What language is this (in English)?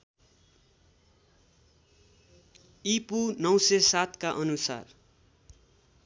Nepali